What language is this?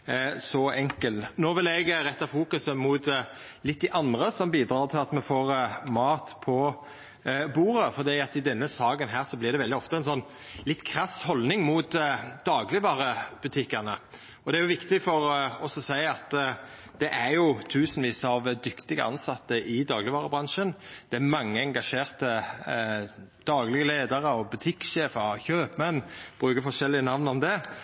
Norwegian Nynorsk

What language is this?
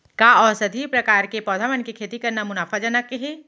Chhattisgarhi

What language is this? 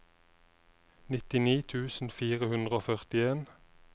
Norwegian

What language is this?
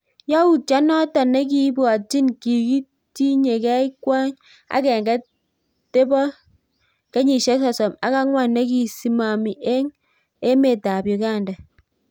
Kalenjin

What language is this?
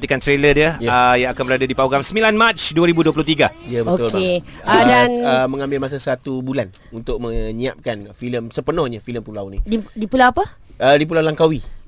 Malay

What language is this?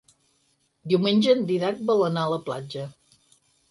Catalan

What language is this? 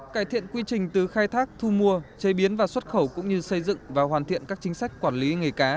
Vietnamese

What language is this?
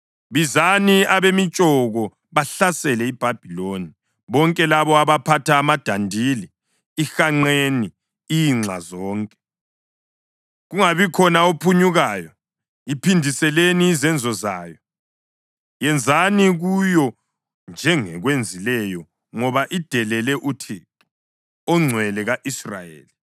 North Ndebele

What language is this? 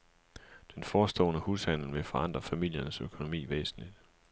Danish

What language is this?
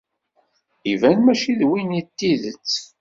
Kabyle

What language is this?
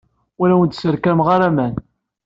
Kabyle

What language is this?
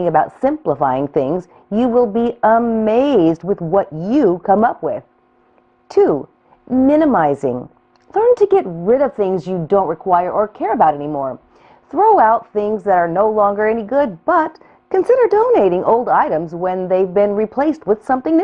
English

